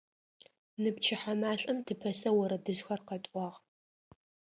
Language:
Adyghe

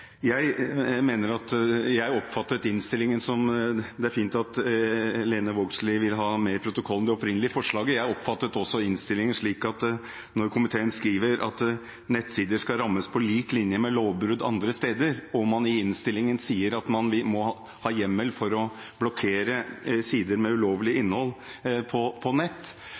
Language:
Norwegian Bokmål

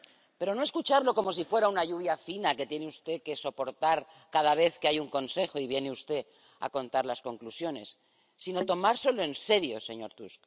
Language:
Spanish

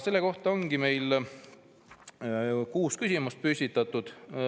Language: Estonian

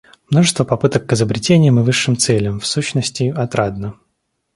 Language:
Russian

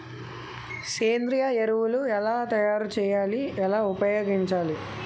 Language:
Telugu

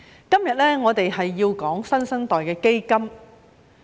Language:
Cantonese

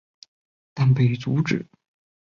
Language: Chinese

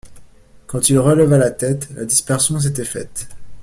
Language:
French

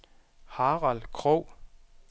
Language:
Danish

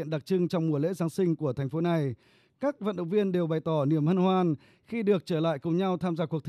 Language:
Vietnamese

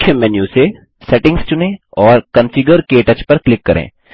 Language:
Hindi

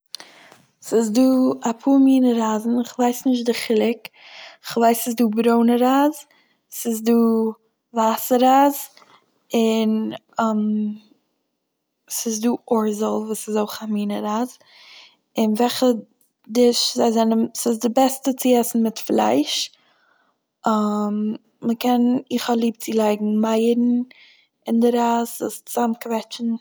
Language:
Yiddish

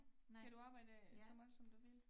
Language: Danish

